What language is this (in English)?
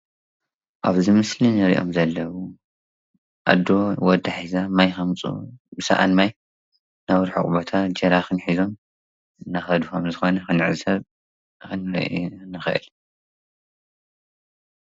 Tigrinya